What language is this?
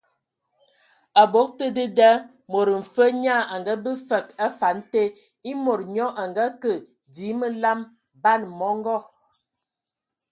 Ewondo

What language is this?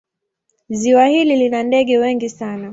Swahili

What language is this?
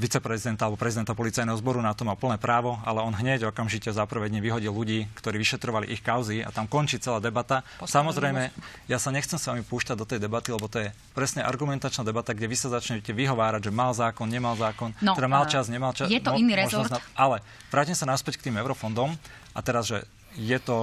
Slovak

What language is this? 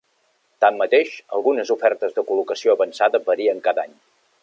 Catalan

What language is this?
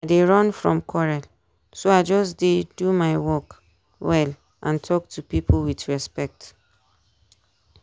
Nigerian Pidgin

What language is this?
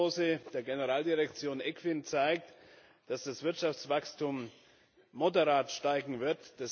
German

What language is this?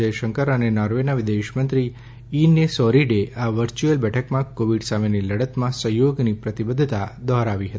Gujarati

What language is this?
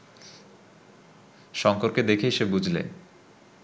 Bangla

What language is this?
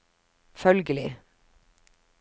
Norwegian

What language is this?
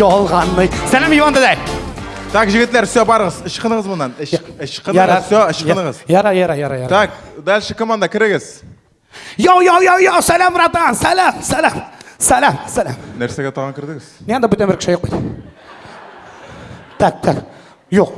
Russian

